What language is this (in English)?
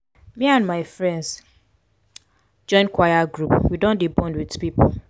Nigerian Pidgin